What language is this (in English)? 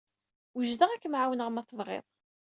Kabyle